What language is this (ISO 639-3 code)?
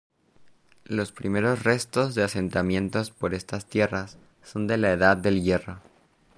spa